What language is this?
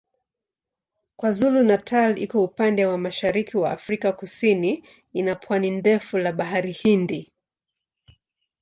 Swahili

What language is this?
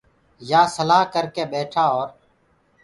Gurgula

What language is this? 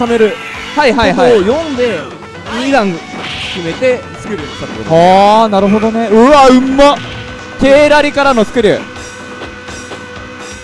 Japanese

